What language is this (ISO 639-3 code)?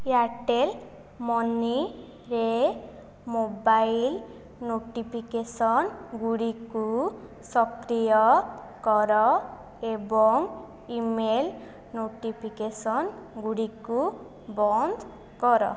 ori